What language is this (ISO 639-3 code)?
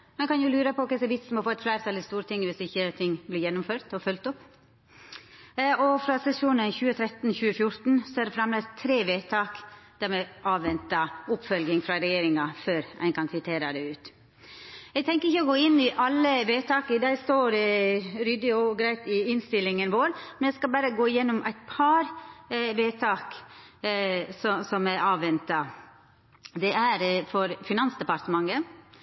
nno